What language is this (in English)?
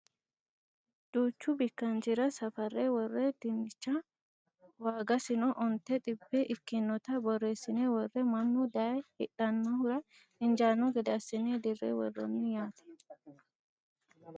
Sidamo